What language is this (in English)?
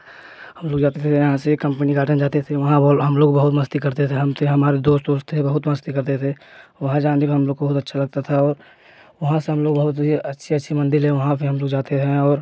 Hindi